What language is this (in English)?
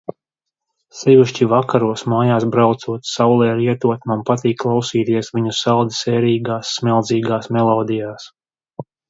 Latvian